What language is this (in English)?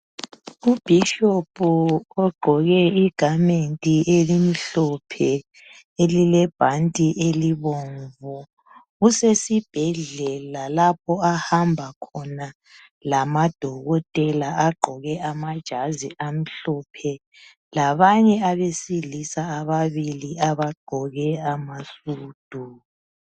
North Ndebele